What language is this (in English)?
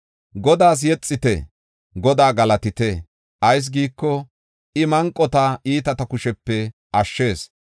Gofa